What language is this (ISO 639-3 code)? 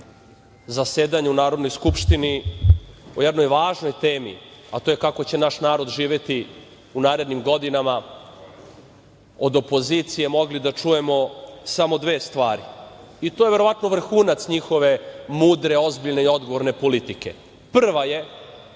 srp